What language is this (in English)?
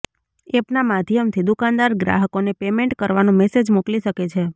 Gujarati